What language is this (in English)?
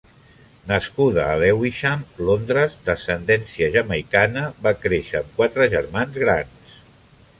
Catalan